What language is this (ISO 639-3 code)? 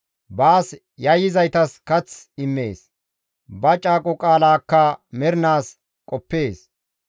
gmv